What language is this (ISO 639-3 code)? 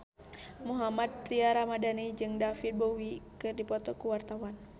sun